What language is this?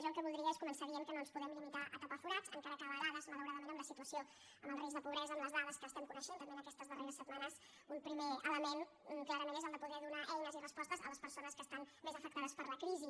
Catalan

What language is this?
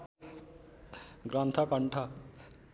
Nepali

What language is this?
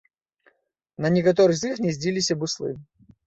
Belarusian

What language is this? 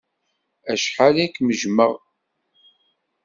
Kabyle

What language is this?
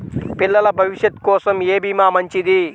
Telugu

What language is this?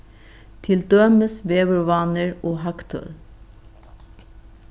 Faroese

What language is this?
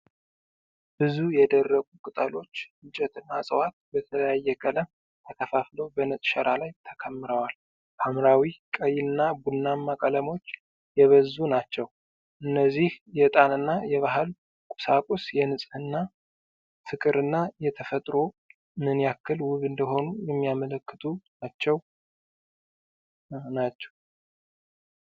Amharic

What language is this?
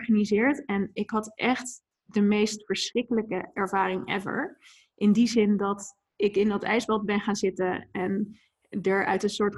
Dutch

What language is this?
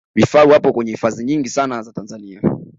Swahili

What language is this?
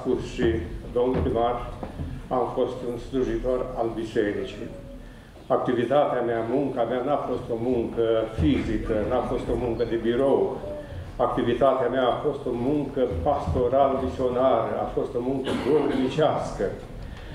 Romanian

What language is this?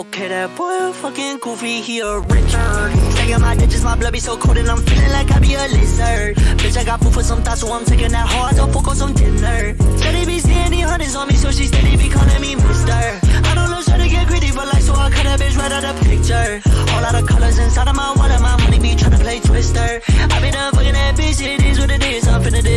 English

